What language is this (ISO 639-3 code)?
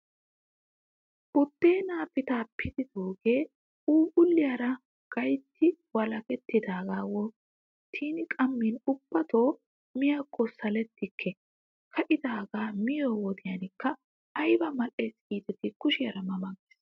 wal